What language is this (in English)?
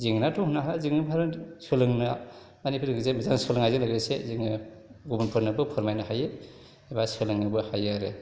Bodo